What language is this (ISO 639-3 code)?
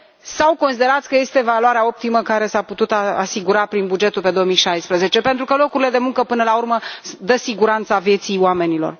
ron